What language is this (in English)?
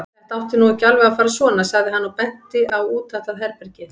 Icelandic